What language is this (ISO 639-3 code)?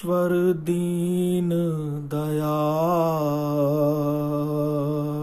hin